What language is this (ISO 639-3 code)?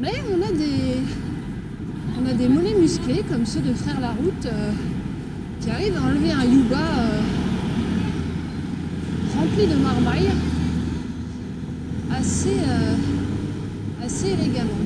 fra